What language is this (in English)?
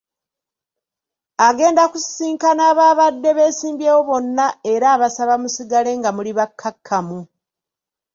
Ganda